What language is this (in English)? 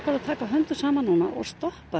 Icelandic